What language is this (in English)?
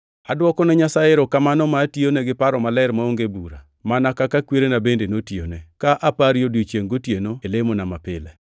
Luo (Kenya and Tanzania)